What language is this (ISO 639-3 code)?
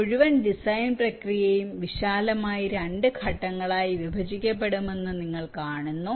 mal